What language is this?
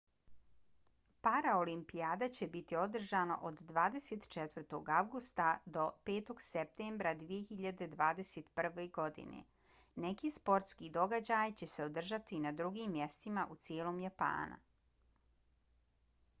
Bosnian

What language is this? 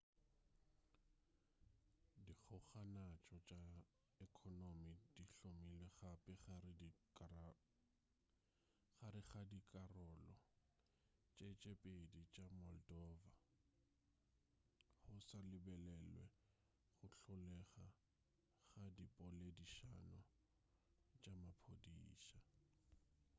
Northern Sotho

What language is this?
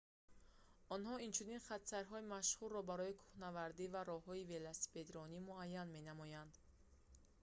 Tajik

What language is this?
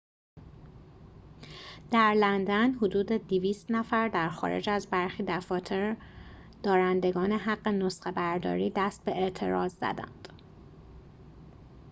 Persian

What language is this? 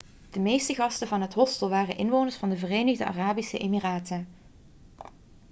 Dutch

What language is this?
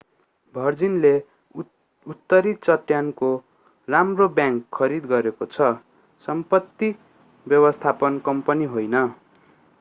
Nepali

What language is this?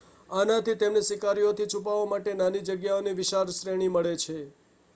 Gujarati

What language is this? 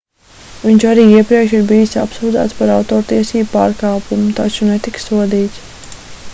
Latvian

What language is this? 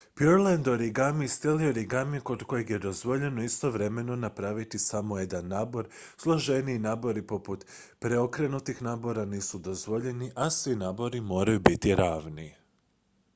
Croatian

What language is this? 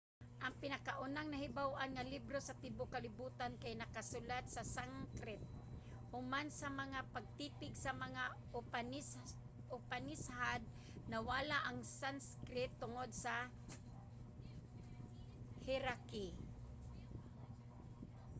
Cebuano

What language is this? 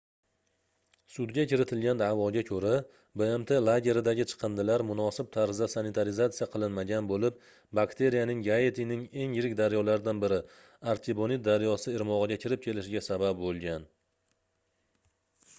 Uzbek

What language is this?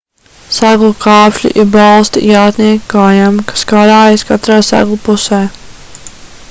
Latvian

